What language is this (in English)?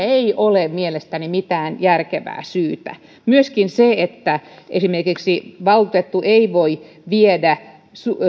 Finnish